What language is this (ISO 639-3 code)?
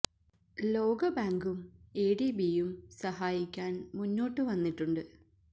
mal